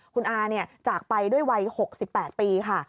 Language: Thai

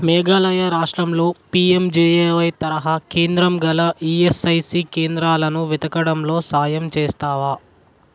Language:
Telugu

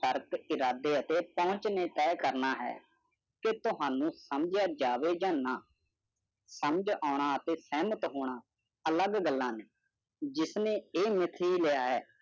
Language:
Punjabi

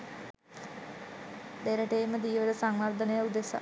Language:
Sinhala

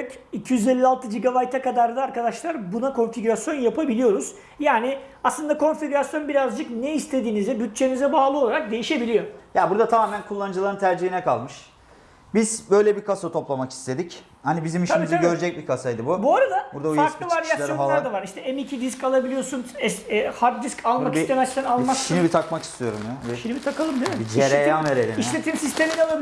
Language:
Turkish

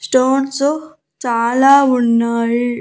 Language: Telugu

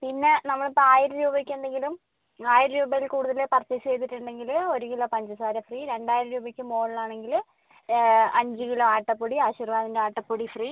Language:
Malayalam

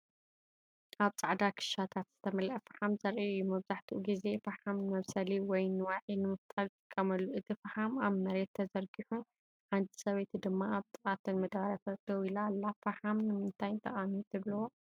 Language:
Tigrinya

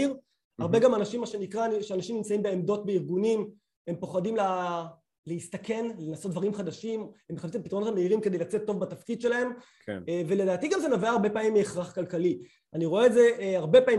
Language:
Hebrew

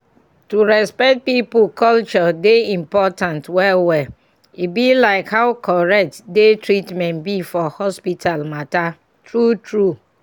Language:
Nigerian Pidgin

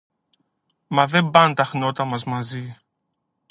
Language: Greek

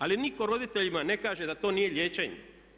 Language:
Croatian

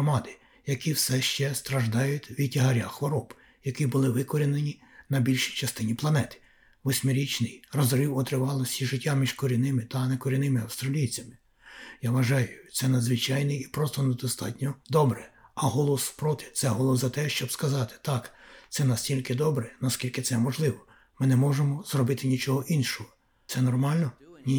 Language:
Ukrainian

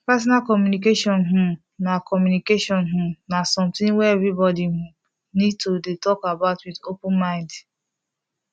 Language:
Nigerian Pidgin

